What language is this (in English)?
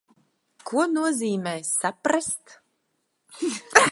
Latvian